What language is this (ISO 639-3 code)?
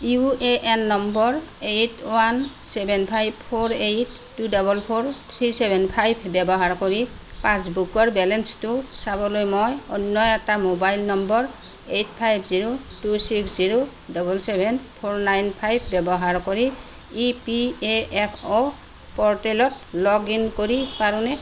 asm